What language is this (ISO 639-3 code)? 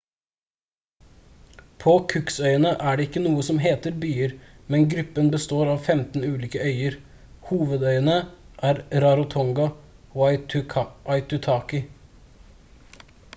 nob